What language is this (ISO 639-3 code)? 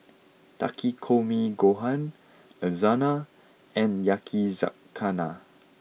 eng